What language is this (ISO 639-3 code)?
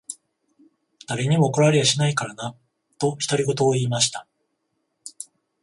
jpn